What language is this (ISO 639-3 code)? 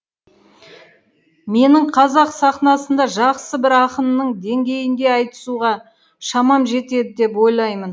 kaz